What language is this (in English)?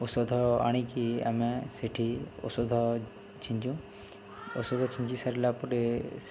Odia